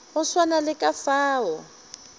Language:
Northern Sotho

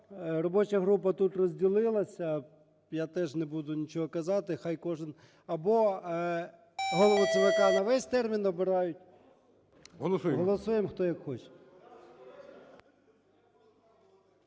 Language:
Ukrainian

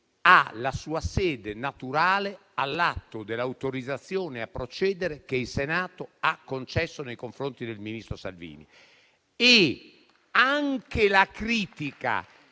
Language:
Italian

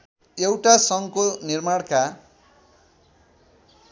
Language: Nepali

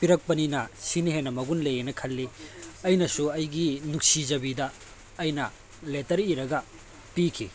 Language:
Manipuri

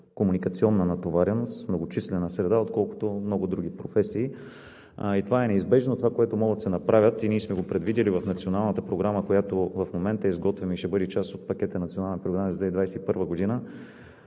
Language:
Bulgarian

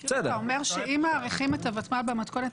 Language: Hebrew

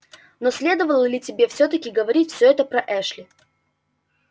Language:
Russian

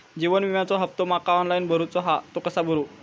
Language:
Marathi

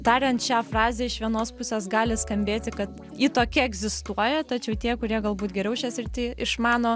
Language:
Lithuanian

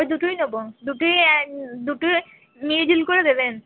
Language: Bangla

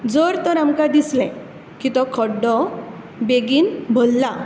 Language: Konkani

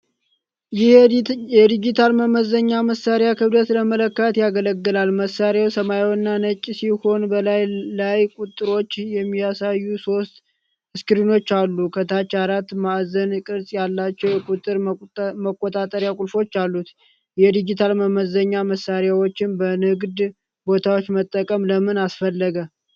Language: Amharic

